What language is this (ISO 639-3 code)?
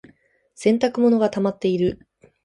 jpn